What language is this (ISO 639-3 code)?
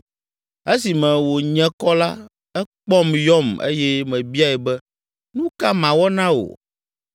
ewe